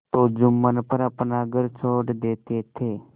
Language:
Hindi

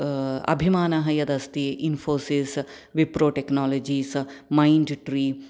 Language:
Sanskrit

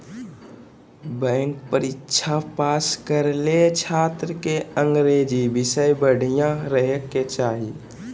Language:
Magahi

